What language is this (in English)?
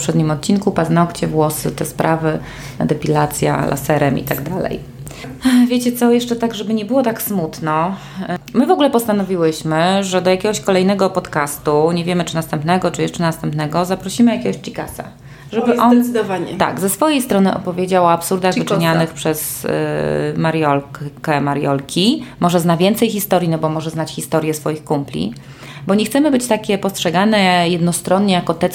Polish